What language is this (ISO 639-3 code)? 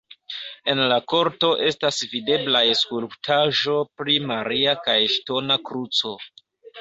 epo